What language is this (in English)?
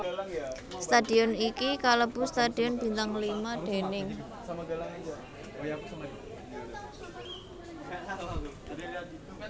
Javanese